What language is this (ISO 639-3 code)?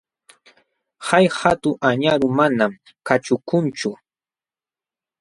qxw